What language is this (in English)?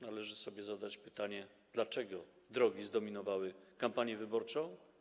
Polish